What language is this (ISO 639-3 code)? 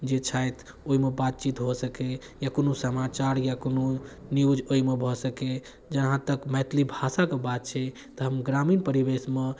mai